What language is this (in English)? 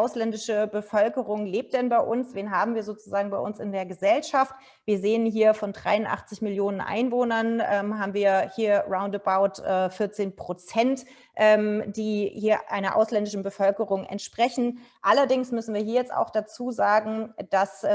German